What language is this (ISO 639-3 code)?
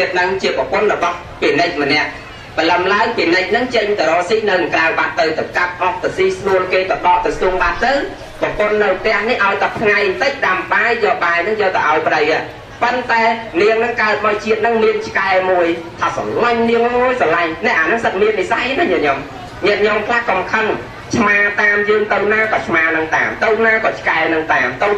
vie